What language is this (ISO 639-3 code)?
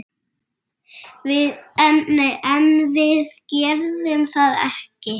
isl